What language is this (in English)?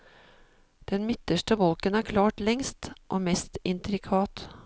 Norwegian